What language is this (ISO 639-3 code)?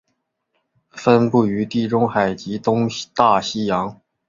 zho